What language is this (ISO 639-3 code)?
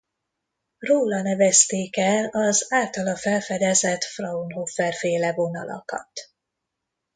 hun